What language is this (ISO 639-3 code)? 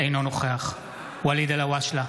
heb